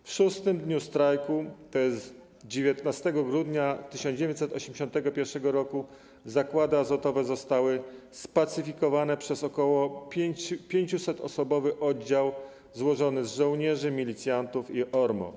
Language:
Polish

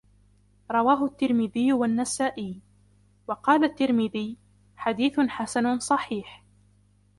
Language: Arabic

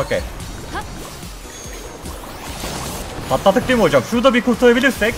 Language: Turkish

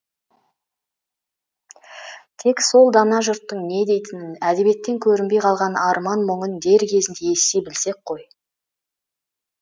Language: Kazakh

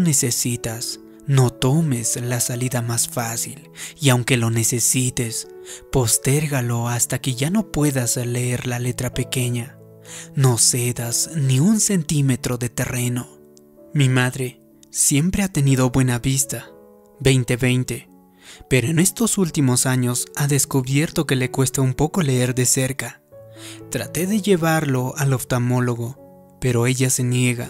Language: Spanish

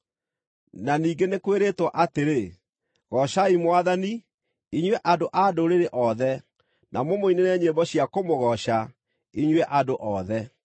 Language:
Kikuyu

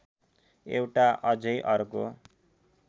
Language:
Nepali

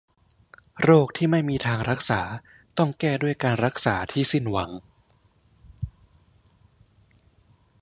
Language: Thai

